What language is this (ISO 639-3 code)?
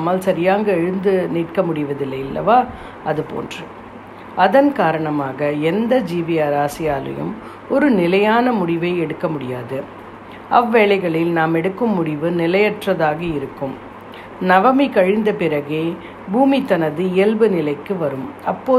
tam